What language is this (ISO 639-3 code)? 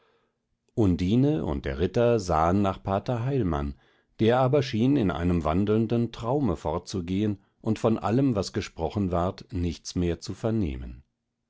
deu